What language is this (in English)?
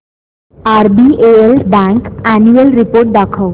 Marathi